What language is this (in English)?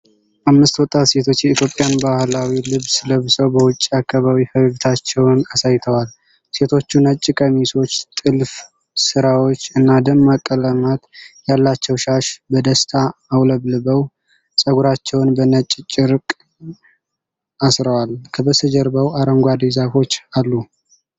Amharic